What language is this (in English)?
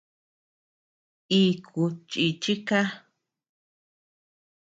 Tepeuxila Cuicatec